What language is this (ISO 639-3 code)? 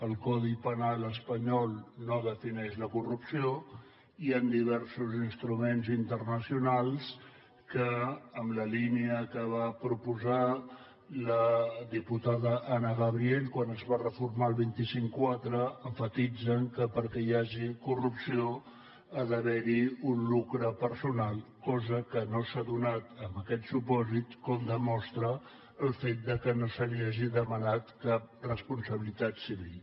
cat